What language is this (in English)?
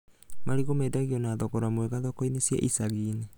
Kikuyu